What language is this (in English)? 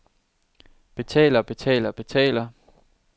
Danish